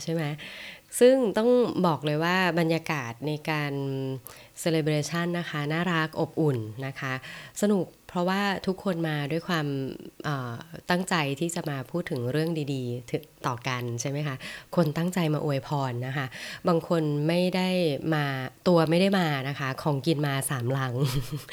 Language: Thai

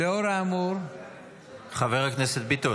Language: Hebrew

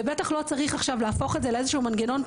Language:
Hebrew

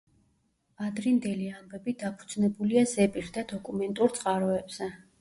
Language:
Georgian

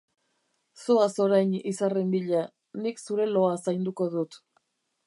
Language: Basque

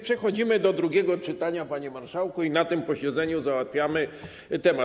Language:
Polish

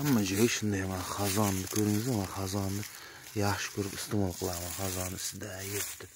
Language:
Turkish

